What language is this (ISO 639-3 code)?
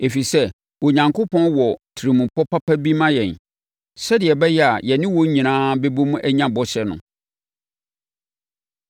aka